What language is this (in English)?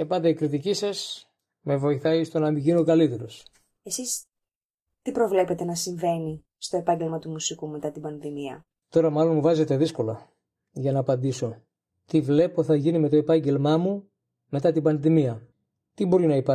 Greek